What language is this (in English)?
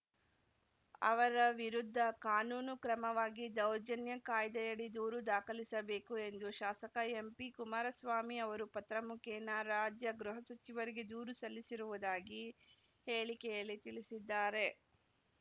Kannada